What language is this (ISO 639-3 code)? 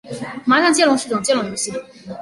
zho